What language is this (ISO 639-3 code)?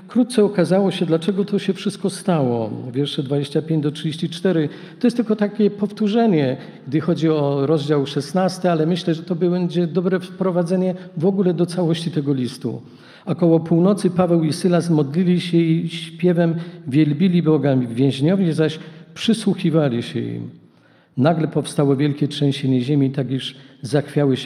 pol